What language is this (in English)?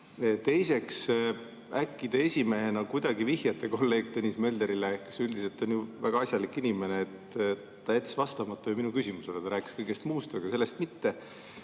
Estonian